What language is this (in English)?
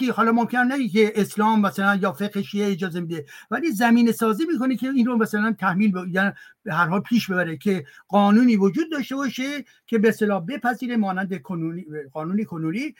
Persian